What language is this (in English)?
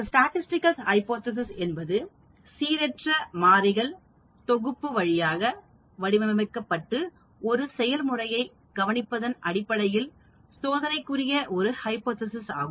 Tamil